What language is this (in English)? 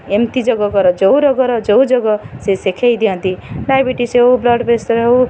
Odia